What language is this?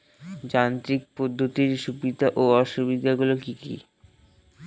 Bangla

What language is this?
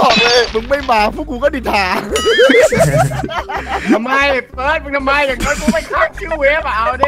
Thai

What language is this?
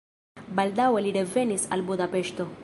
Esperanto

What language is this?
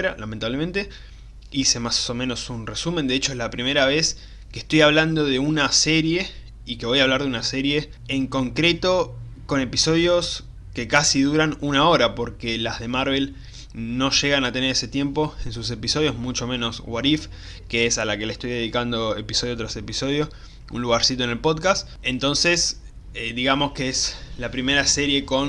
Spanish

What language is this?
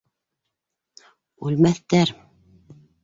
Bashkir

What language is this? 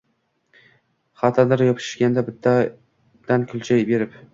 Uzbek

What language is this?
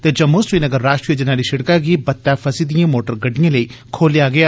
Dogri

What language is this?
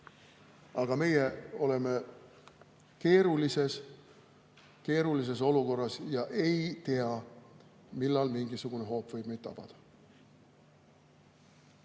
Estonian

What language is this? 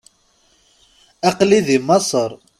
Kabyle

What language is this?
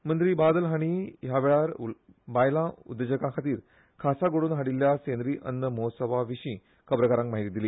Konkani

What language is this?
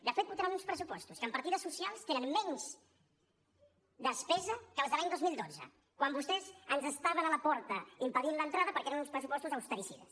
Catalan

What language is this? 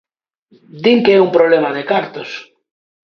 Galician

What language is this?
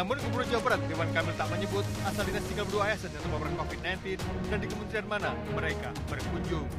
Indonesian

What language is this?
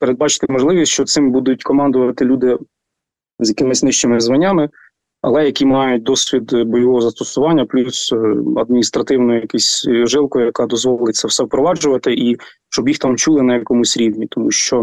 Ukrainian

